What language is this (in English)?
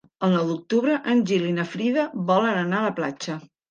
Catalan